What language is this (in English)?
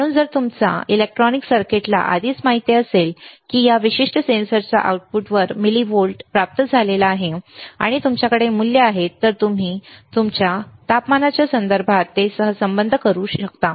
Marathi